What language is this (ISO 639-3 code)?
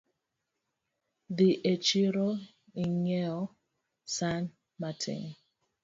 luo